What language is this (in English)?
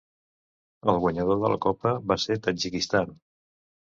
Catalan